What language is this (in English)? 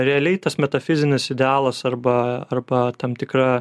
Lithuanian